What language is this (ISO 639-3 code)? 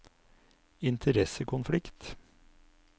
nor